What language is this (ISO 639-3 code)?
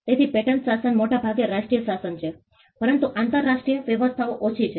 guj